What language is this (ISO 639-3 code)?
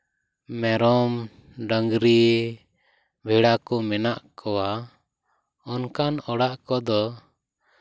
sat